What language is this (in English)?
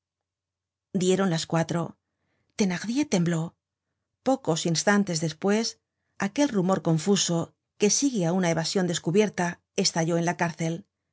Spanish